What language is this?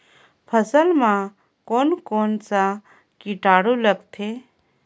Chhattisgarhi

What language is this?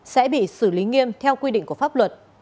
Vietnamese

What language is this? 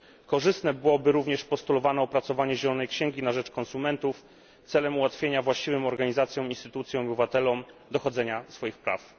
Polish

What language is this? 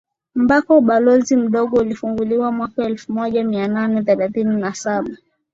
Swahili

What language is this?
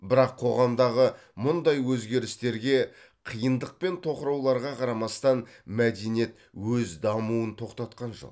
Kazakh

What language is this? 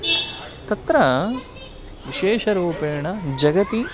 Sanskrit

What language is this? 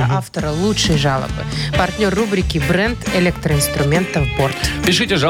Russian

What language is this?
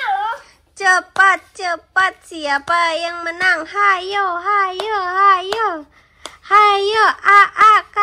Indonesian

